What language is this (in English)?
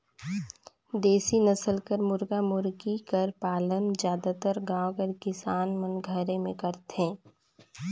Chhattisgarhi